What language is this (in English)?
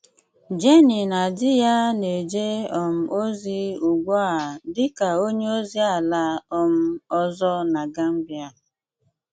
Igbo